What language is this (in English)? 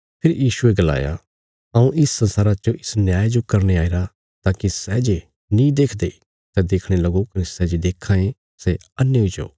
Bilaspuri